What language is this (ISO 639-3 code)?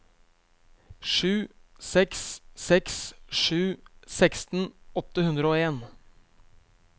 nor